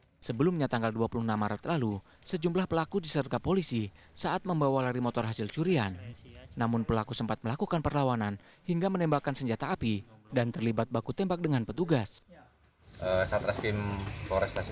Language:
Indonesian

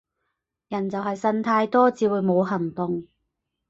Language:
Cantonese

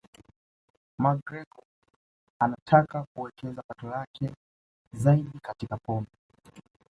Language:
Swahili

